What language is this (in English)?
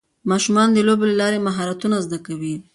Pashto